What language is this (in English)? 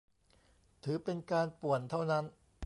Thai